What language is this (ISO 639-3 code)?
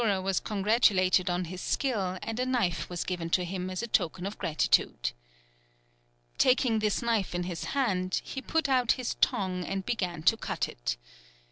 eng